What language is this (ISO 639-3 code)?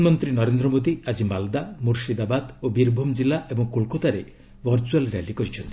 ori